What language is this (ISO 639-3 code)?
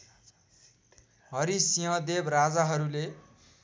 nep